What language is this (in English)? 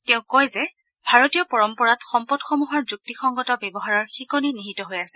Assamese